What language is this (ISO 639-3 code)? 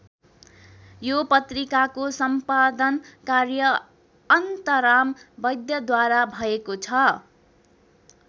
nep